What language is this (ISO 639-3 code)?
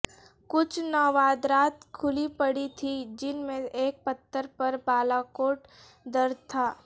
urd